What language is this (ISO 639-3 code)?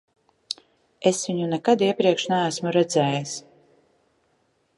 lav